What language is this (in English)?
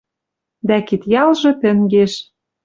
Western Mari